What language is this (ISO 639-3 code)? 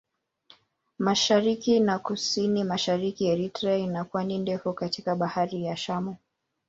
swa